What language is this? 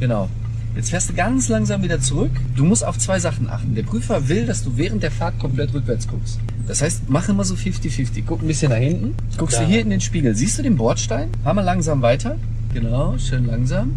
German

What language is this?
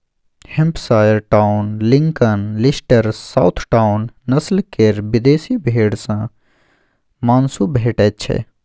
Maithili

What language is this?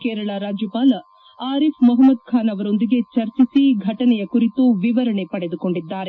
Kannada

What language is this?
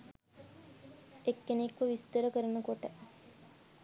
Sinhala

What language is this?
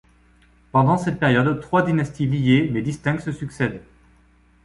French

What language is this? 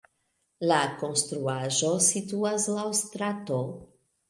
Esperanto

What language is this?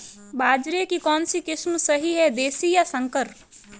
Hindi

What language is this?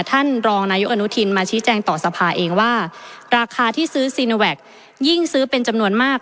Thai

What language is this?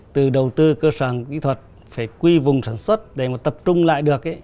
Vietnamese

